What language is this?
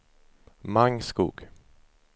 Swedish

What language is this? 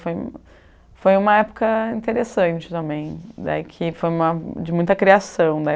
Portuguese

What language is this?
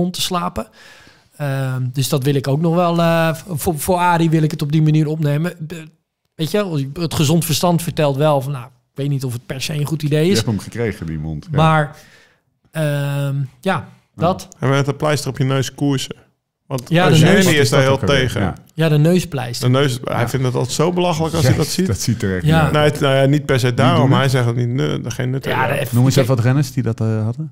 Dutch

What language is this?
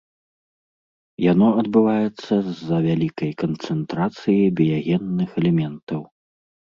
Belarusian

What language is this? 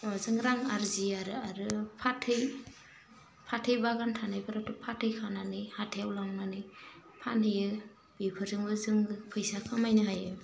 Bodo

